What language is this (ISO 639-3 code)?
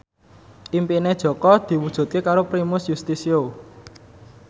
jav